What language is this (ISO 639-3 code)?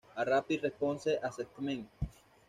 spa